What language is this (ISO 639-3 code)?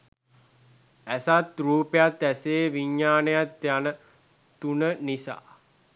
sin